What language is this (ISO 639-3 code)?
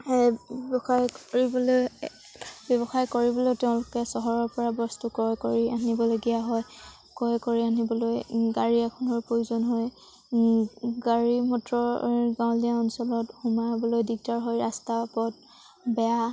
asm